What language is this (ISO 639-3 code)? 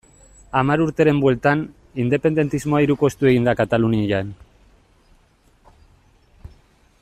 eus